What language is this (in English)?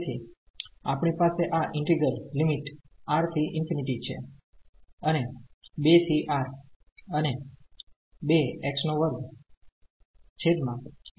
Gujarati